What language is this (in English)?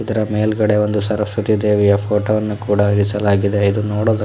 Kannada